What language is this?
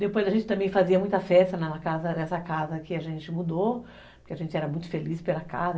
Portuguese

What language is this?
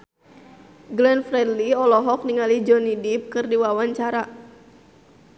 Sundanese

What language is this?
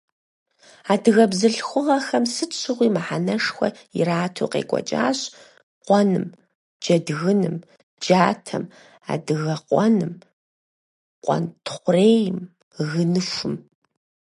Kabardian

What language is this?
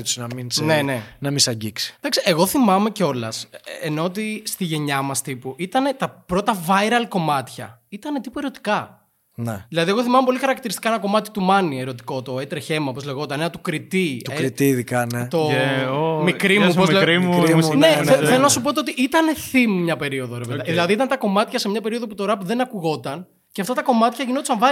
Greek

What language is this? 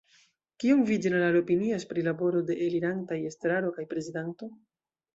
Esperanto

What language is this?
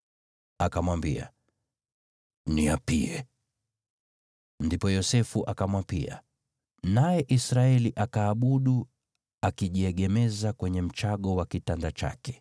Swahili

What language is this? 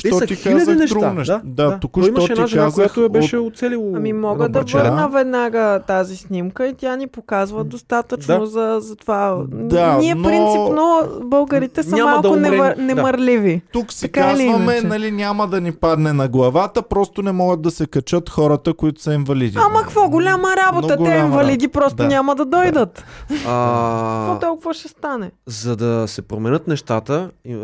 Bulgarian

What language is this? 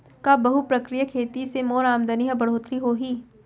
Chhattisgarhi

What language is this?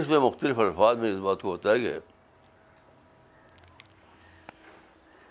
Urdu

